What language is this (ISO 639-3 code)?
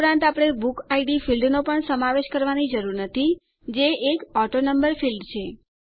guj